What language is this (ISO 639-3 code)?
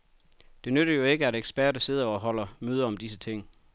dan